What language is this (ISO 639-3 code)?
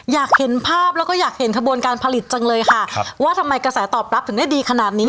tha